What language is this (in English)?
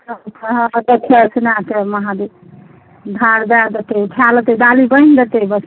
Maithili